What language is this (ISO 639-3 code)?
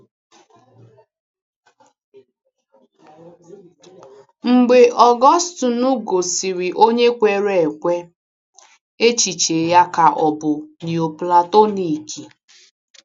ibo